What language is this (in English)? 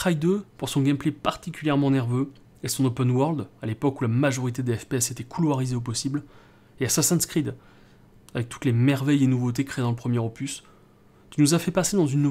French